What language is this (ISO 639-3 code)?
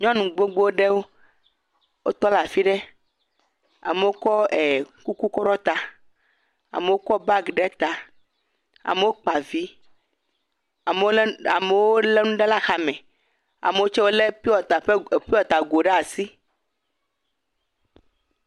ewe